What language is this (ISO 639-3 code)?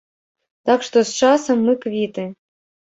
bel